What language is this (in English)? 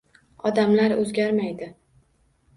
Uzbek